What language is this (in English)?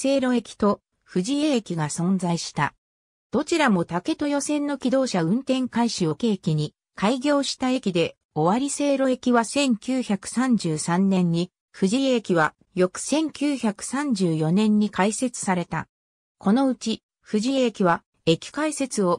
Japanese